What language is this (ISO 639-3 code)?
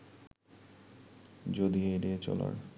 ben